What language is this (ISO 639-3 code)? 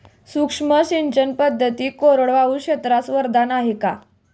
mar